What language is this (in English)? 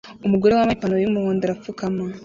Kinyarwanda